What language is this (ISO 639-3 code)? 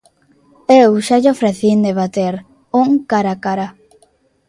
glg